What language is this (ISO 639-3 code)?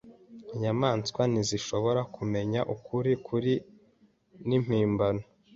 kin